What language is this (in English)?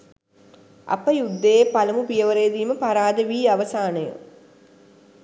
Sinhala